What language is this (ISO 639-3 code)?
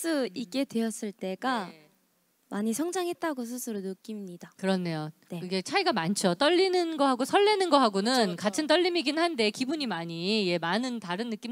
kor